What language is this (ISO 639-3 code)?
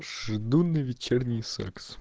rus